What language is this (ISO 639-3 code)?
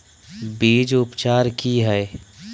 mag